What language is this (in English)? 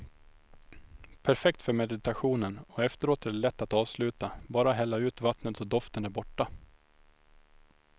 Swedish